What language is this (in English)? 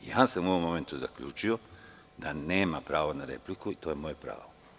Serbian